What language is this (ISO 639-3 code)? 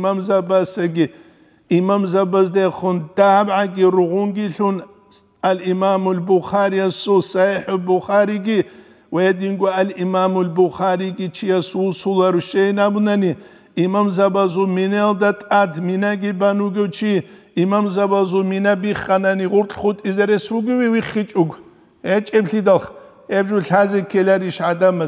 ara